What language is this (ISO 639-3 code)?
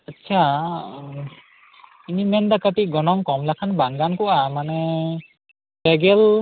sat